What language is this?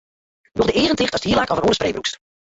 Western Frisian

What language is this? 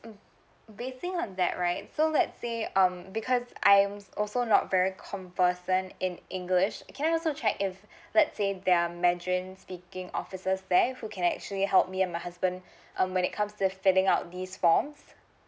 English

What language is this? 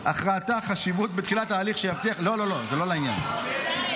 Hebrew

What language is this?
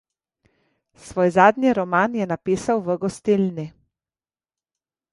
Slovenian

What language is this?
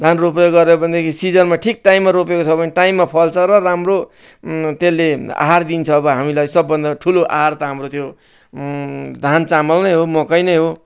Nepali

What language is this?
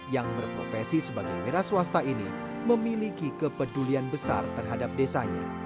Indonesian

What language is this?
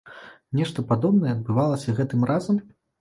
Belarusian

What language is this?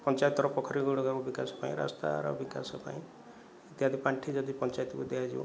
Odia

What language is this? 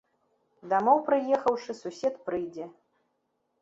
Belarusian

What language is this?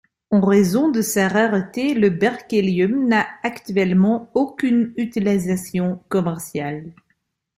French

